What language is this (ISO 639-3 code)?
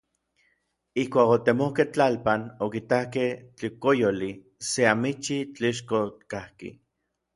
nlv